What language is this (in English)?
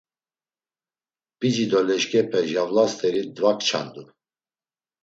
Laz